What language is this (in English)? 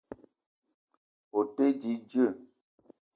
Eton (Cameroon)